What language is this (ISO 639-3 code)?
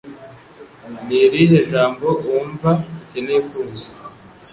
kin